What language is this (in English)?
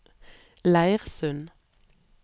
Norwegian